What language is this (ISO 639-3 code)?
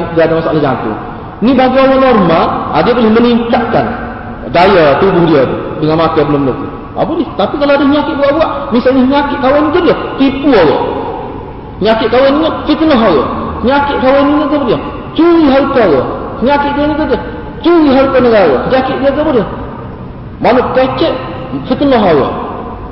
msa